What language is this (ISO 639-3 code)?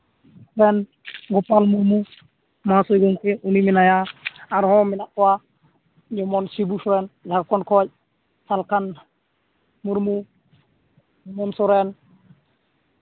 sat